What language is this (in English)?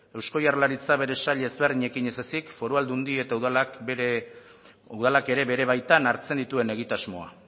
Basque